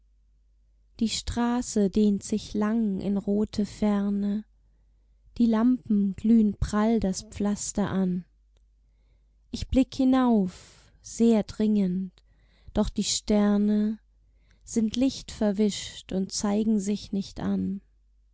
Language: German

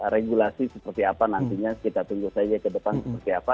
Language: Indonesian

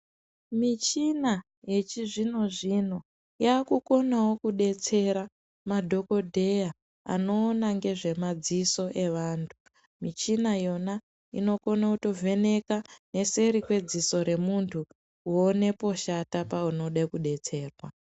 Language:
Ndau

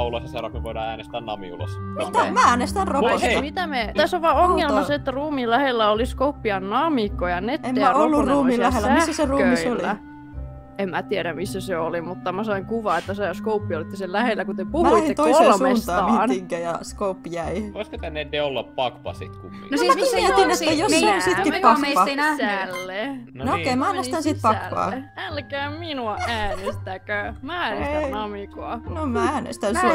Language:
Finnish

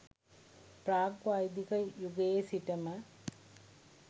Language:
Sinhala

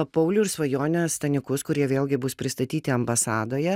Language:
Lithuanian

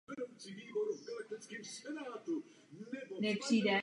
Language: Czech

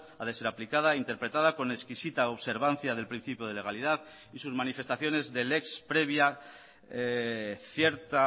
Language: Spanish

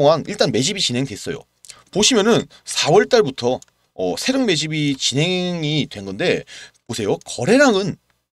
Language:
Korean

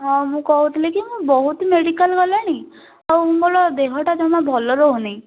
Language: Odia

